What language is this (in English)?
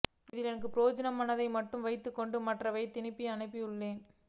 Tamil